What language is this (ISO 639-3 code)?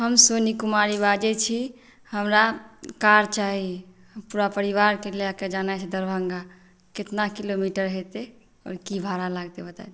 mai